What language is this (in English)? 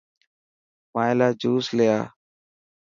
Dhatki